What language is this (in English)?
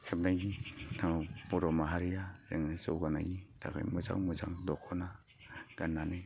Bodo